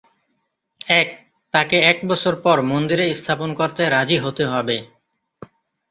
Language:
Bangla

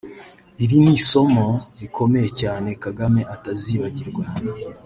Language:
Kinyarwanda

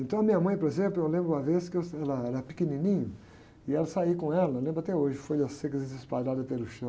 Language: Portuguese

